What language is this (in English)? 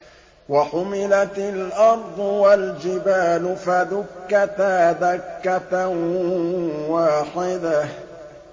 Arabic